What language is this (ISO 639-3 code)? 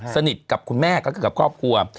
tha